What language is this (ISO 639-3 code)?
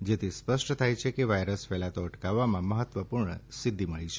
guj